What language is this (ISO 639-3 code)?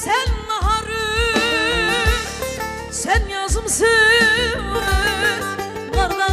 tur